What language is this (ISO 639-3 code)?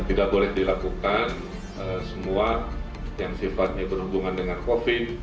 ind